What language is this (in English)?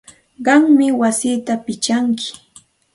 Santa Ana de Tusi Pasco Quechua